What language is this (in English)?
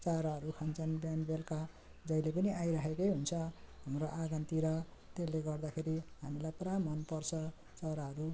Nepali